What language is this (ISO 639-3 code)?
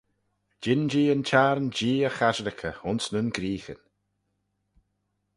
glv